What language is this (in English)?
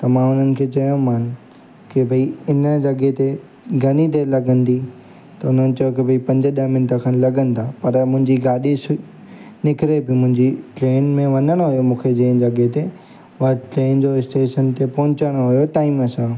Sindhi